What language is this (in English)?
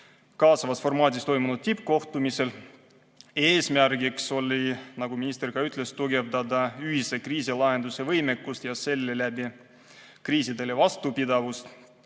Estonian